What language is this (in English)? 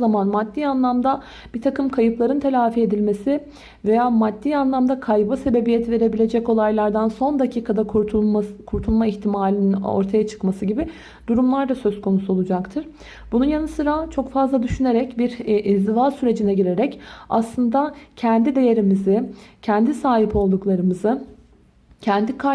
Turkish